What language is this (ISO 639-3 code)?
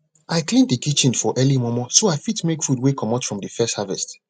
pcm